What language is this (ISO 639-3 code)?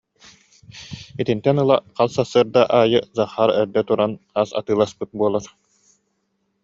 sah